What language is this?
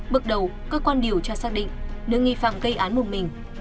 Vietnamese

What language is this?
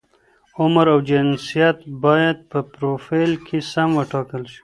Pashto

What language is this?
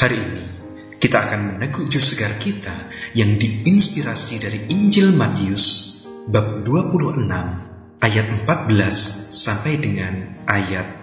Indonesian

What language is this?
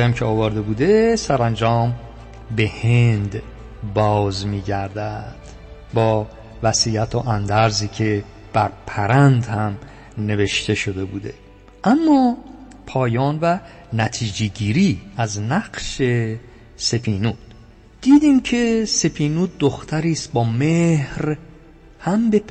Persian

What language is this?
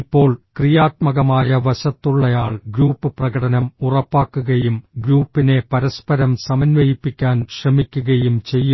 Malayalam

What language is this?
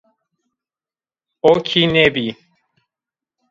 Zaza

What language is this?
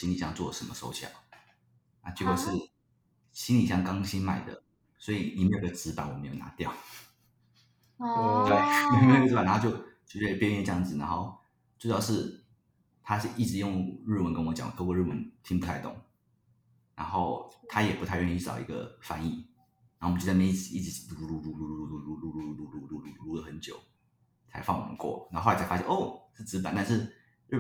Chinese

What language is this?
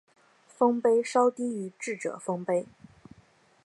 Chinese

